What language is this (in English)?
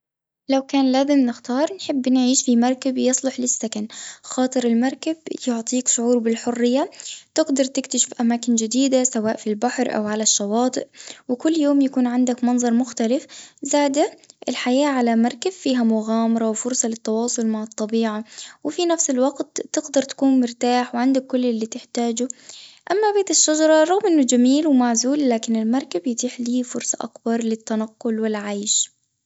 Tunisian Arabic